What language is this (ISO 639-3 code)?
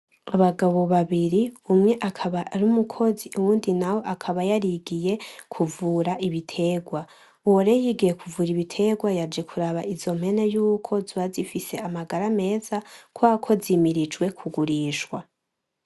run